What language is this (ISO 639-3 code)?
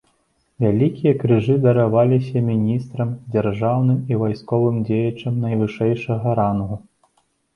bel